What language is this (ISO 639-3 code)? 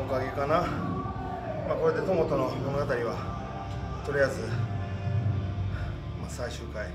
jpn